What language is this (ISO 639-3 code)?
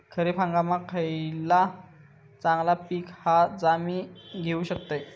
mar